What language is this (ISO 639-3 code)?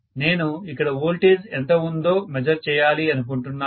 tel